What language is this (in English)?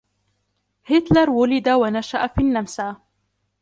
Arabic